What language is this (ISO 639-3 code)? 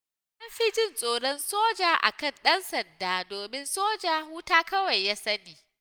hau